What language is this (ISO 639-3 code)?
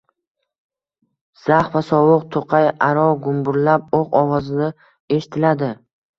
uzb